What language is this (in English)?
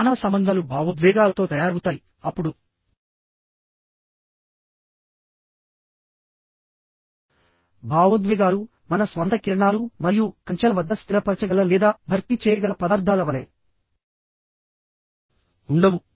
Telugu